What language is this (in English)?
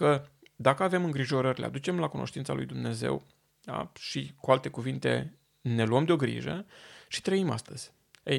Romanian